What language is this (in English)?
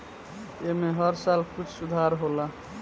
Bhojpuri